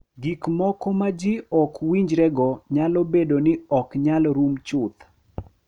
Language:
Luo (Kenya and Tanzania)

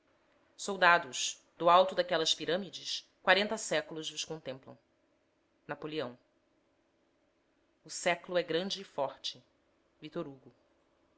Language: Portuguese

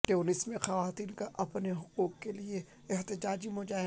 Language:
Urdu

